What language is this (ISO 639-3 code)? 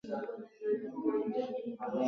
swa